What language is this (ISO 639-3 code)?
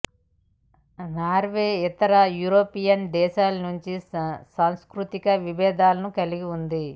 tel